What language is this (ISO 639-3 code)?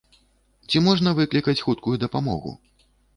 bel